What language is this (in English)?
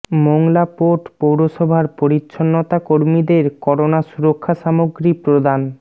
Bangla